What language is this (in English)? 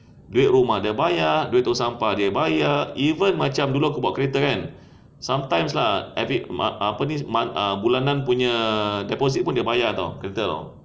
English